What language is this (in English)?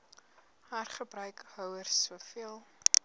Afrikaans